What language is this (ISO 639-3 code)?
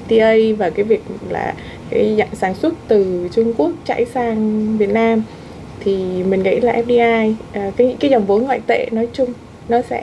vie